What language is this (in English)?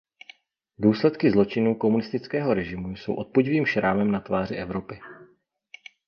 Czech